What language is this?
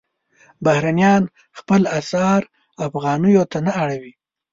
Pashto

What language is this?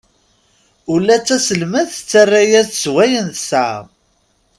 Kabyle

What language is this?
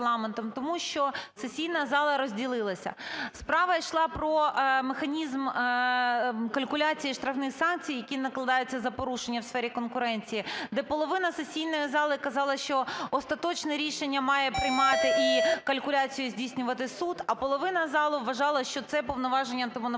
Ukrainian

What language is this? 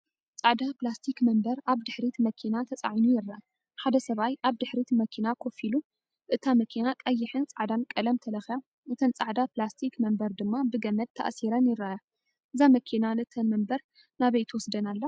Tigrinya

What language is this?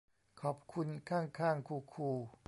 Thai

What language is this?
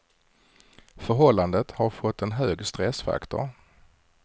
Swedish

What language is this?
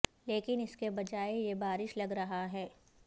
Urdu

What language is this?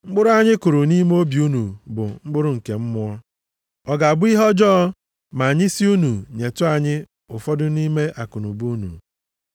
Igbo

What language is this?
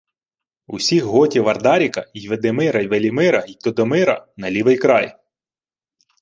Ukrainian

